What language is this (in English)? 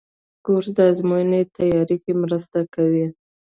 Pashto